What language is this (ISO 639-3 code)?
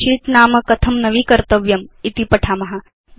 san